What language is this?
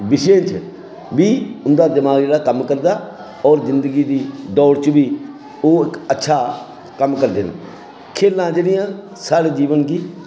Dogri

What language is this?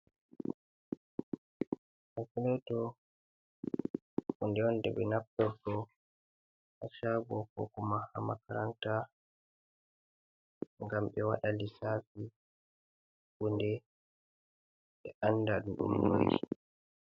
Fula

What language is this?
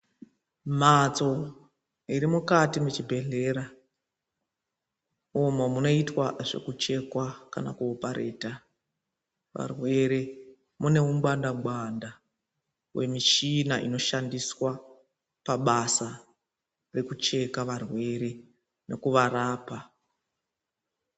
Ndau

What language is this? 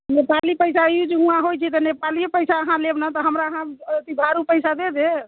Maithili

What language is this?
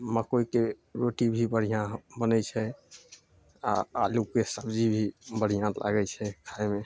Maithili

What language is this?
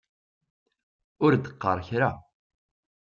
Kabyle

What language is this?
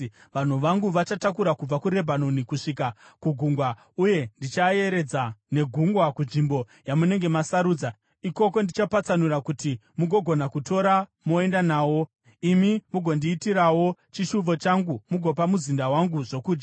Shona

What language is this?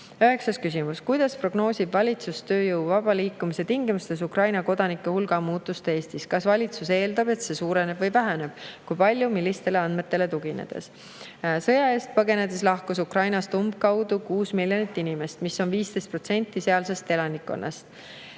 Estonian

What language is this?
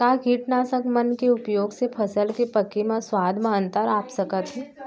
Chhattisgarhi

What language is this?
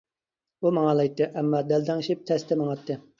Uyghur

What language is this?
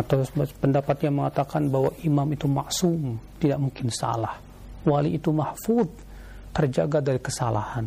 Indonesian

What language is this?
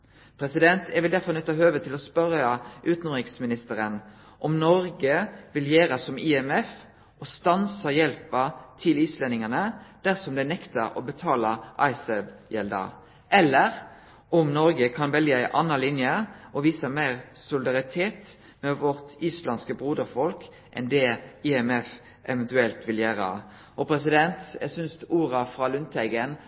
Norwegian Nynorsk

